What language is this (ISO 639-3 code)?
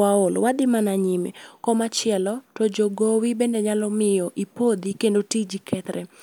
luo